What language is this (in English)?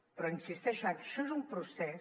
Catalan